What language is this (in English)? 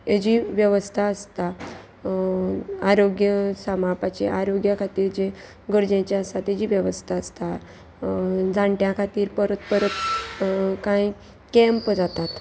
Konkani